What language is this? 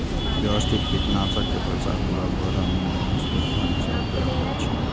Maithili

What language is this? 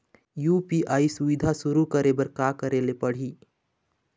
Chhattisgarhi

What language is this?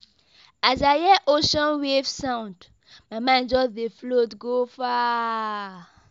Nigerian Pidgin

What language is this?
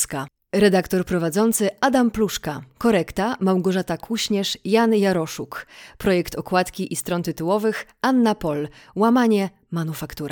Polish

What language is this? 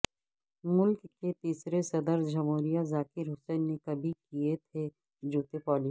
Urdu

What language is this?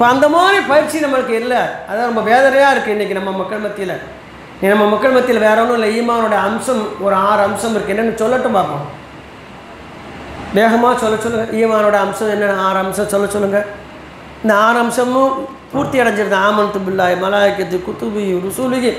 Indonesian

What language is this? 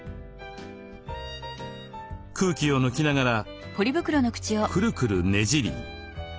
Japanese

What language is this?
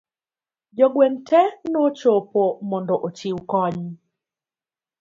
Luo (Kenya and Tanzania)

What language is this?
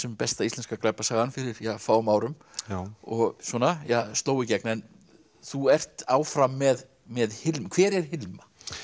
Icelandic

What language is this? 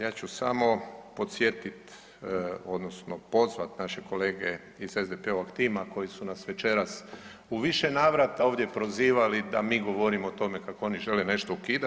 Croatian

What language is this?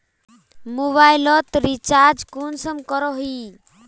Magahi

